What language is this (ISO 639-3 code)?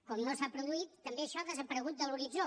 cat